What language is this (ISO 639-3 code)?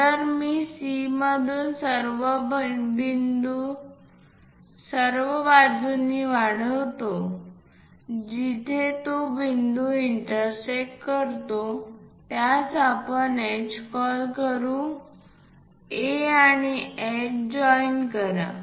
mar